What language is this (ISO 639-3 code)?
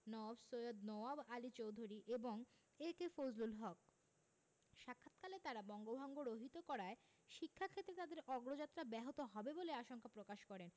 ben